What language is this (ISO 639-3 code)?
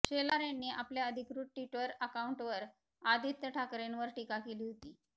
mar